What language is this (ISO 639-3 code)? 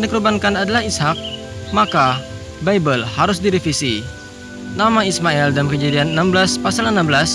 ind